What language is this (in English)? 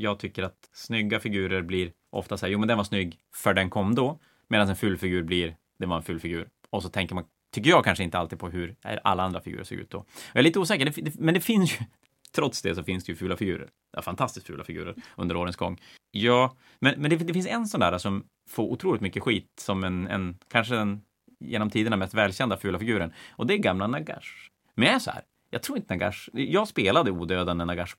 Swedish